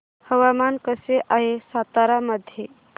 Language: Marathi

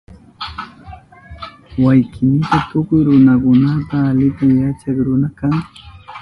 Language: Southern Pastaza Quechua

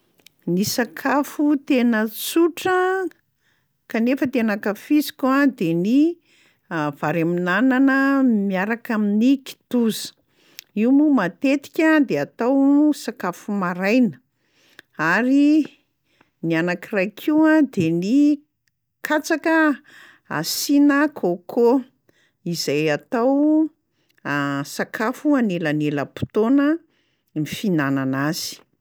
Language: Malagasy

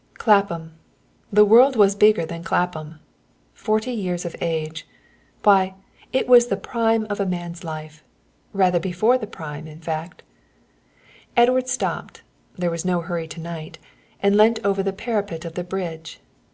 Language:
English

